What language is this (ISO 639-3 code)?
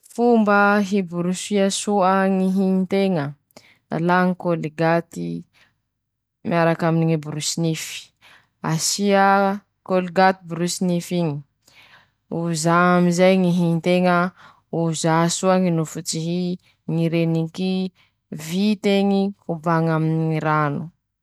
msh